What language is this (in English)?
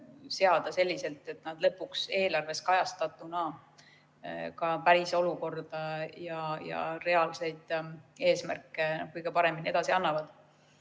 Estonian